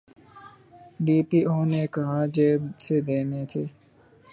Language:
Urdu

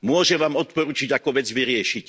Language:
Slovak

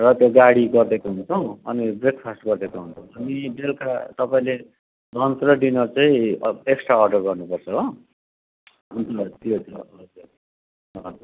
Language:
Nepali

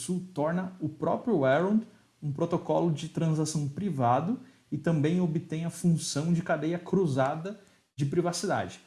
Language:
Portuguese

